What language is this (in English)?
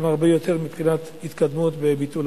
Hebrew